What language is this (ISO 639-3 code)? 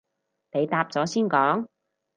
yue